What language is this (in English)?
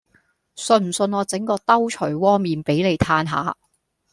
Cantonese